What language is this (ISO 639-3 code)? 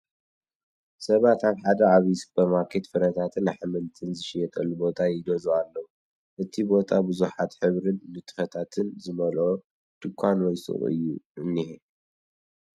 tir